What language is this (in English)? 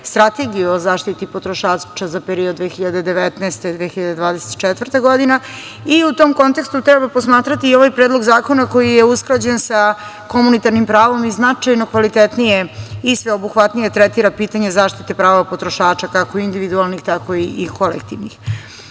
Serbian